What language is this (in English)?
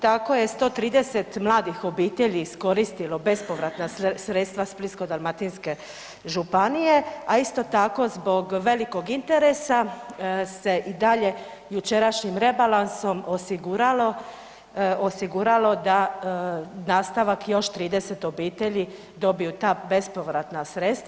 Croatian